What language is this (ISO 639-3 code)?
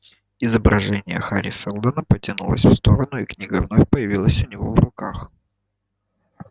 rus